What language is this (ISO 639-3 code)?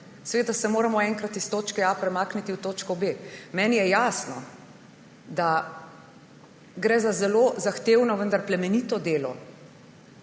slv